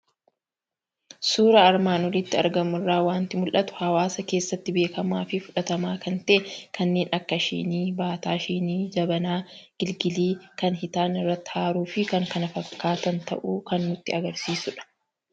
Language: Oromo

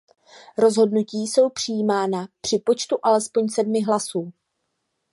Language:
Czech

